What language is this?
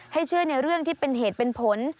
Thai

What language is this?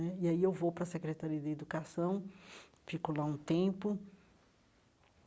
Portuguese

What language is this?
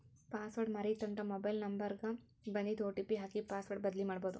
Kannada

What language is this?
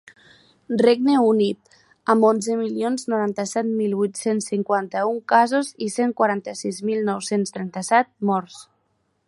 Catalan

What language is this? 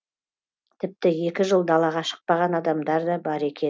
Kazakh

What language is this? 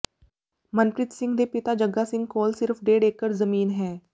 Punjabi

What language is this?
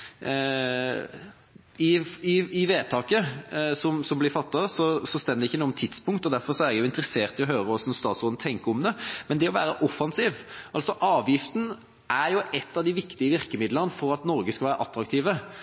Norwegian Bokmål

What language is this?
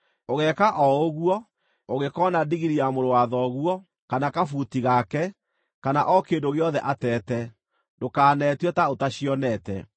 Kikuyu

